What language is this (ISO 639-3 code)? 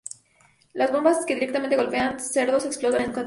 spa